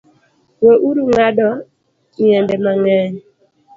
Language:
Luo (Kenya and Tanzania)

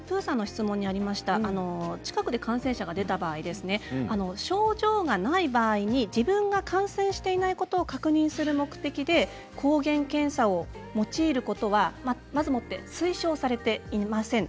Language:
Japanese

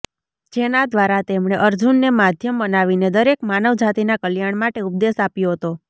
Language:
Gujarati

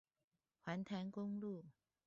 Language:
Chinese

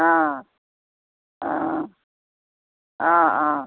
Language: Assamese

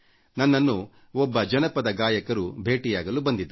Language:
Kannada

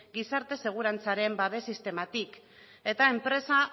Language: Basque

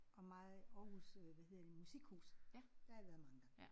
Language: Danish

